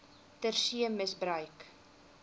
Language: Afrikaans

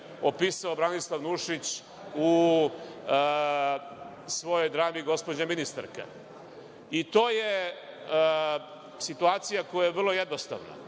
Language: Serbian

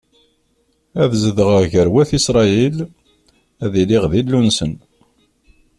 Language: Kabyle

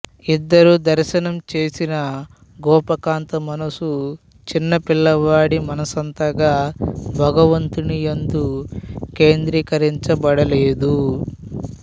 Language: Telugu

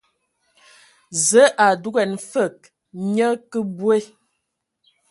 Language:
Ewondo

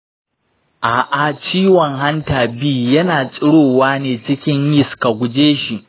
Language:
Hausa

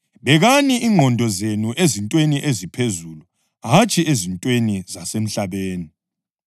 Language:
North Ndebele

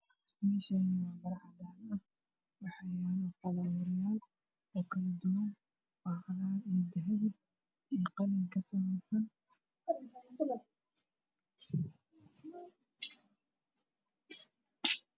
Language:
Somali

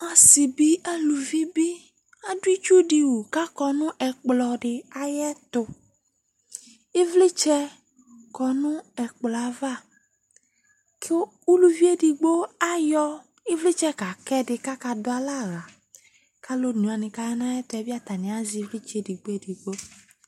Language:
Ikposo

